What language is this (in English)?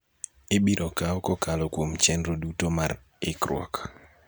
Luo (Kenya and Tanzania)